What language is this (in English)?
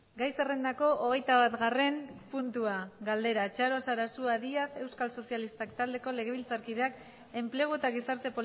Basque